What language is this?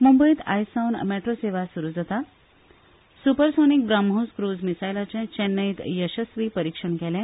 Konkani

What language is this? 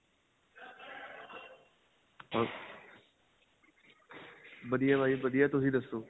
Punjabi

